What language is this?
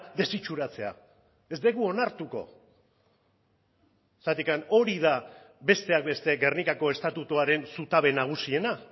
Basque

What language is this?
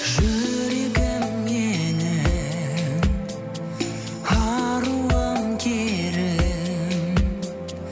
Kazakh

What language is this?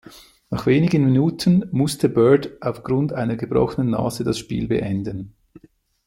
German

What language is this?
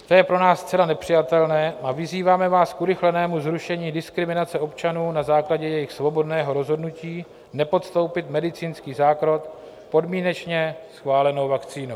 Czech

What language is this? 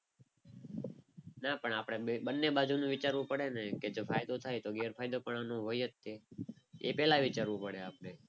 Gujarati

